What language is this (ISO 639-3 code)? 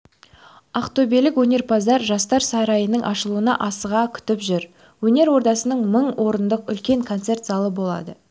kaz